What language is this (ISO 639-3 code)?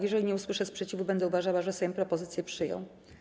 pol